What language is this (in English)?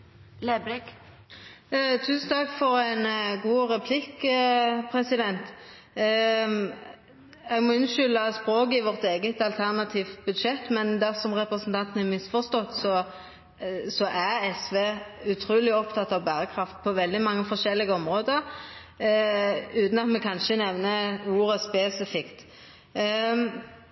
Norwegian Nynorsk